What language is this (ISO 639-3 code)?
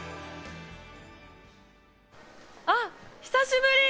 jpn